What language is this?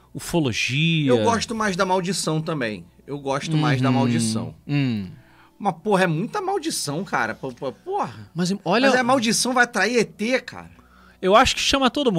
Portuguese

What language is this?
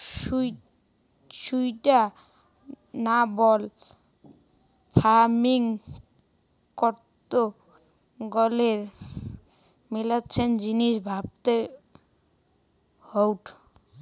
Bangla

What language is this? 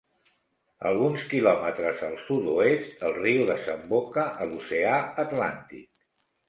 Catalan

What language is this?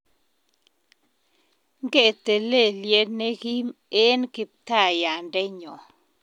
Kalenjin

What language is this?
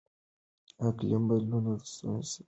Pashto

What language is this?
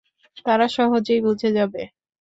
Bangla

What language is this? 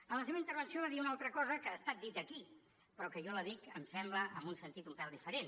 Catalan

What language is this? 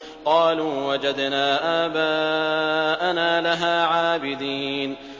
Arabic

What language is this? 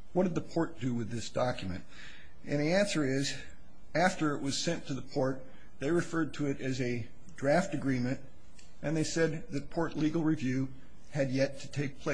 English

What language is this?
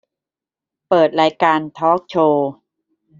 Thai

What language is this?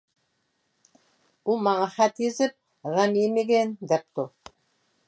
Uyghur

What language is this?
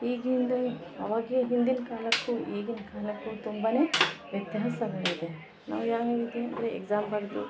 Kannada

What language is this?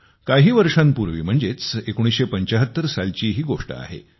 Marathi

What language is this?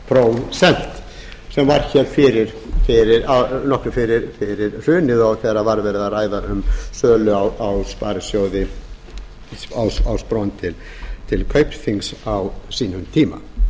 Icelandic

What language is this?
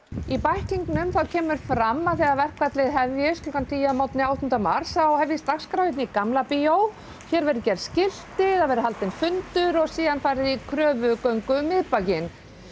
Icelandic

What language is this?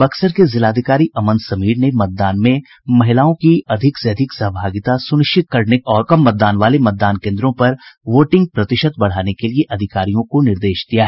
Hindi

